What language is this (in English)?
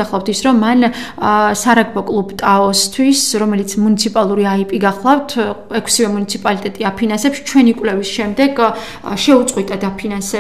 Romanian